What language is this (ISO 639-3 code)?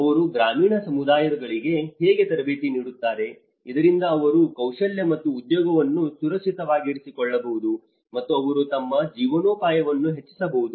kan